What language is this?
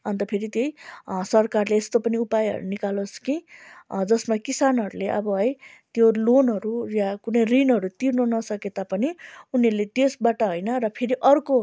Nepali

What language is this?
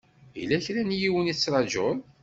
Kabyle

